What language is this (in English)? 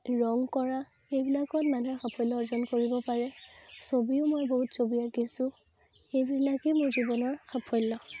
Assamese